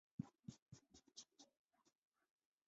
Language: Chinese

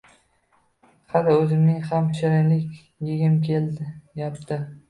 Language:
Uzbek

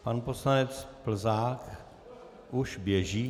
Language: Czech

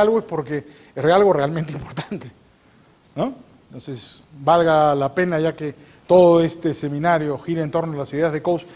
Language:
Spanish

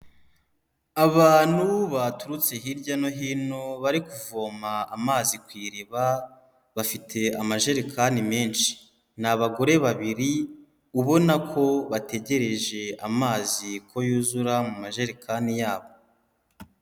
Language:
Kinyarwanda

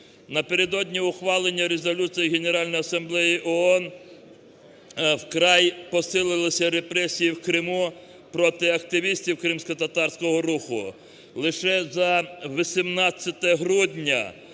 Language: Ukrainian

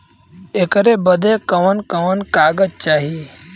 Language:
Bhojpuri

